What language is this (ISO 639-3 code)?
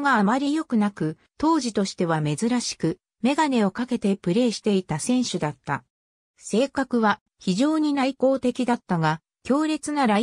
jpn